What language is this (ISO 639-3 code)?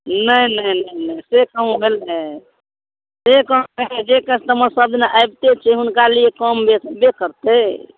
mai